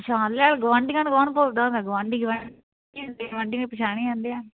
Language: Punjabi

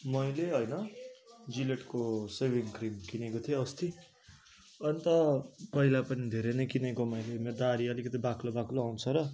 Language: Nepali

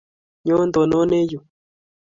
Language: Kalenjin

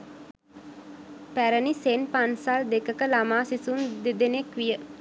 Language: Sinhala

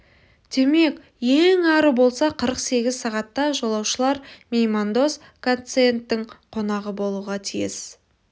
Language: Kazakh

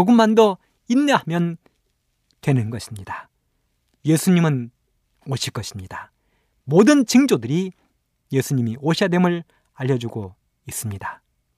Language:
Korean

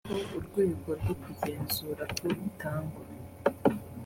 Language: Kinyarwanda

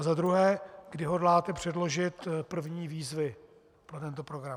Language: Czech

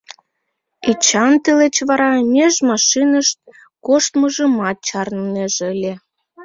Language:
Mari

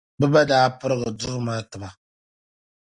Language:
Dagbani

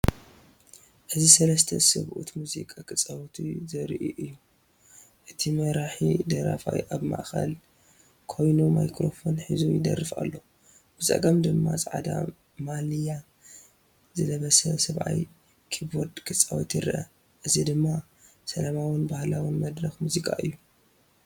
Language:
Tigrinya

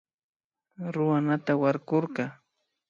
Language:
Imbabura Highland Quichua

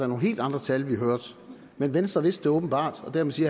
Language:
Danish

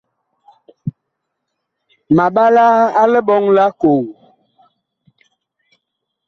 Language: Bakoko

